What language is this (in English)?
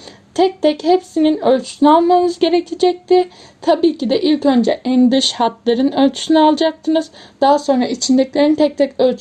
Turkish